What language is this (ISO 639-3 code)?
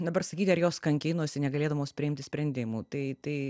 lit